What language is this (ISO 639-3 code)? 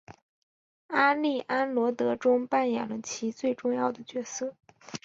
zho